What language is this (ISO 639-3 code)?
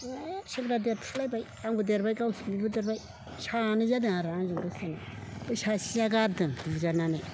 brx